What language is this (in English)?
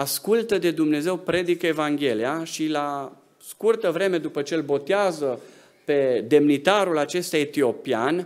Romanian